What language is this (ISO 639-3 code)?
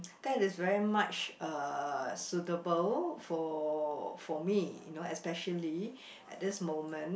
eng